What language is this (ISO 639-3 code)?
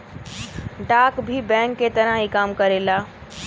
bho